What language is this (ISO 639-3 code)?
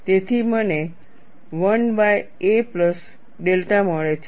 guj